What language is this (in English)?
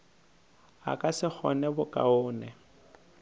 Northern Sotho